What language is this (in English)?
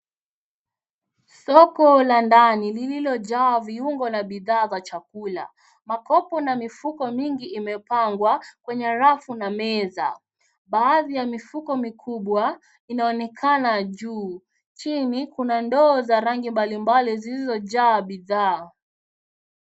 Swahili